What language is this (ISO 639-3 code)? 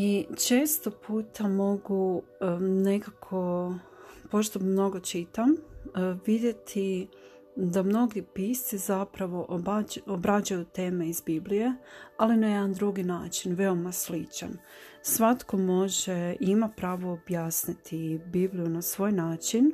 hrv